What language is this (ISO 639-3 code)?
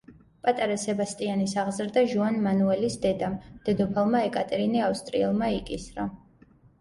kat